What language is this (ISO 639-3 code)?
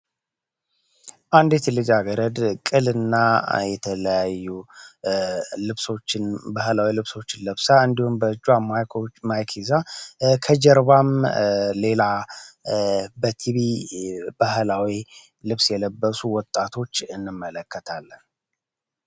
amh